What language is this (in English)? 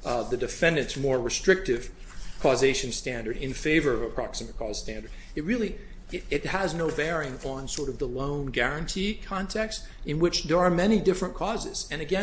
English